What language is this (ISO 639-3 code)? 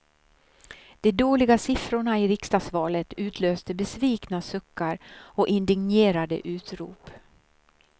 swe